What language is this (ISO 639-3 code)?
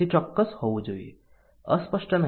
guj